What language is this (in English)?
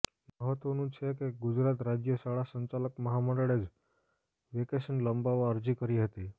Gujarati